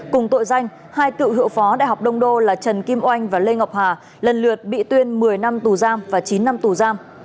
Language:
Vietnamese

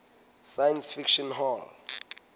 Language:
Southern Sotho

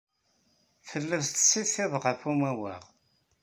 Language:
Kabyle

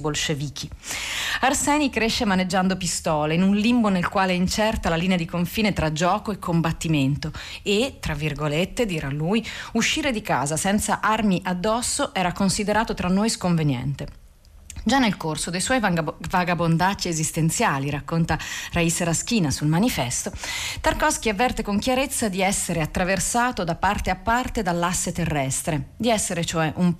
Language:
Italian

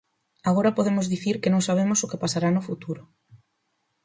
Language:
Galician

